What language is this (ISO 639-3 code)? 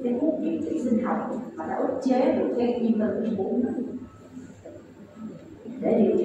vie